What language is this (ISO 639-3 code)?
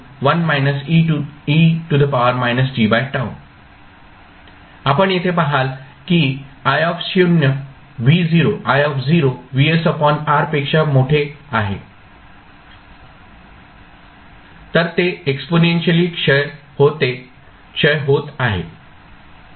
mar